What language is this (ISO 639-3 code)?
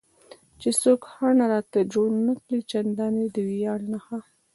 pus